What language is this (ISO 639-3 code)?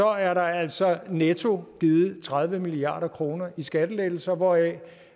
dan